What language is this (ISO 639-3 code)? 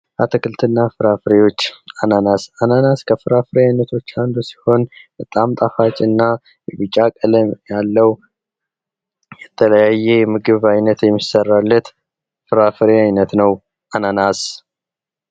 amh